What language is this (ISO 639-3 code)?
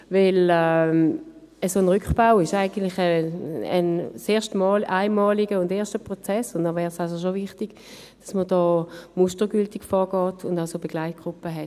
gsw